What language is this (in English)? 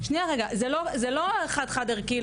Hebrew